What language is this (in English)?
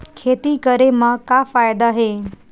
Chhattisgarhi